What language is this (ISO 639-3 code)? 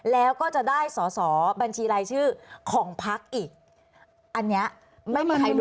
tha